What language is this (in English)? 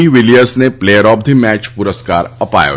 Gujarati